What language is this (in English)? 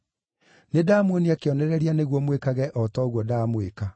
Kikuyu